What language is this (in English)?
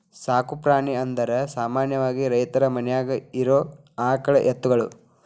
Kannada